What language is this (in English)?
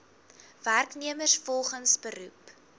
Afrikaans